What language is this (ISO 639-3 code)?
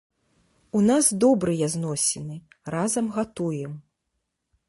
bel